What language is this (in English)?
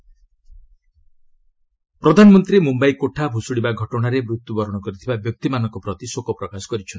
Odia